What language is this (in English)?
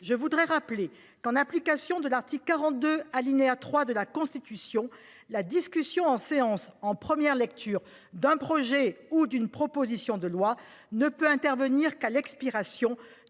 French